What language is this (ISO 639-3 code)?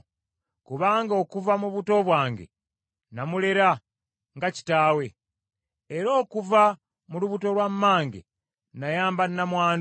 lug